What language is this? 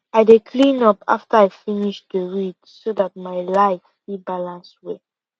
Nigerian Pidgin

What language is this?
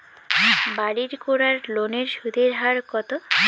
Bangla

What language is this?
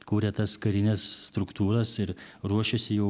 Lithuanian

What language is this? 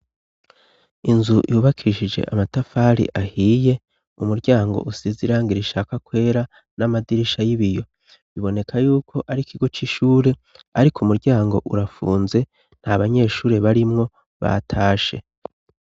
Rundi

